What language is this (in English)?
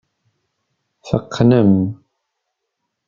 Kabyle